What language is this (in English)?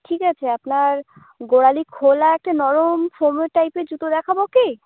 Bangla